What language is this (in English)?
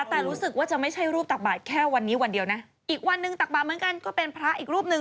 Thai